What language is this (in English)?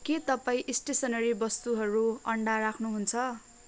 Nepali